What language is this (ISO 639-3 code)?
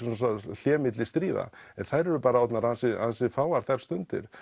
isl